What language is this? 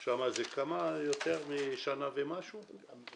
Hebrew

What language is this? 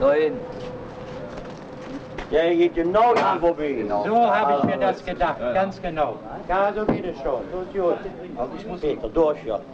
German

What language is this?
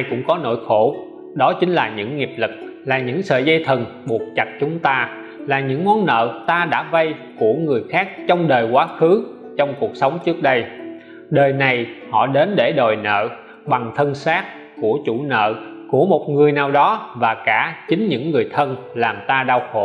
Vietnamese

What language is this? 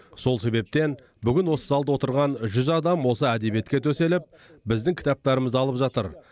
Kazakh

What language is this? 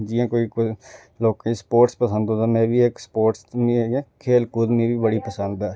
Dogri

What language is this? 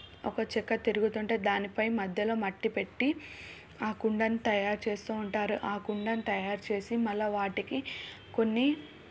Telugu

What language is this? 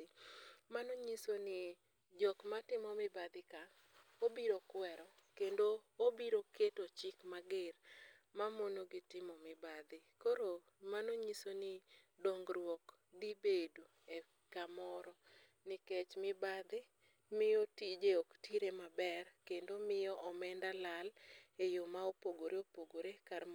Luo (Kenya and Tanzania)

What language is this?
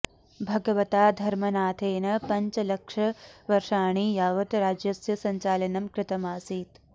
Sanskrit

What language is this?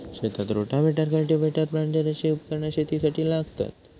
Marathi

